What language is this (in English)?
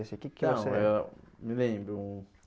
Portuguese